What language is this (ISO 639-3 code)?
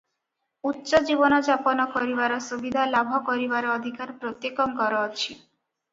ori